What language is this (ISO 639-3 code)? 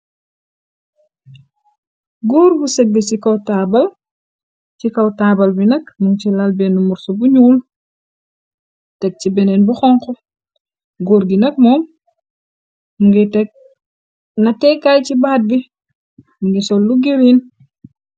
wol